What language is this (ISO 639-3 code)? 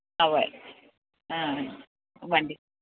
mal